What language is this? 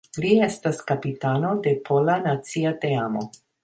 Esperanto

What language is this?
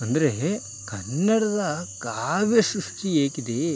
Kannada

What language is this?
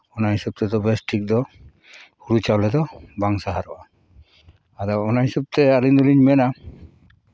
Santali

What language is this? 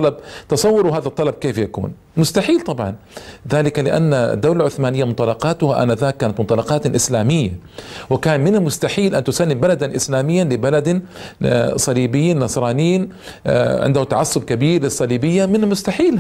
Arabic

